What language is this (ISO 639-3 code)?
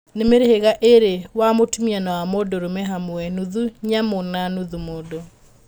kik